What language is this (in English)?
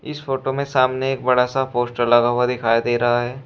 Hindi